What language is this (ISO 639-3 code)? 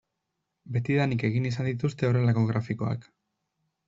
eus